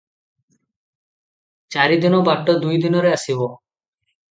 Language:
Odia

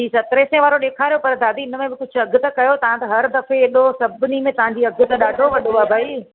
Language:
Sindhi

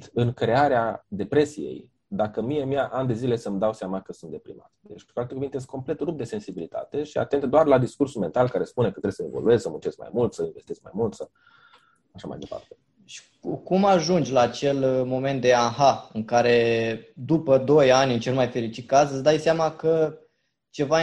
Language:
Romanian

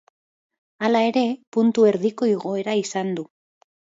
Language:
Basque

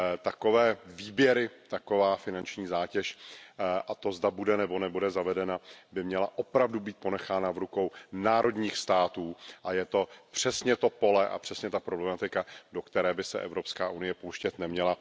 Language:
Czech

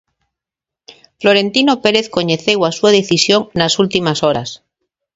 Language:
Galician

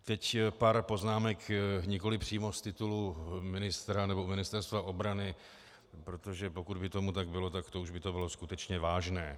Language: Czech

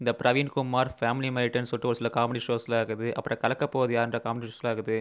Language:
Tamil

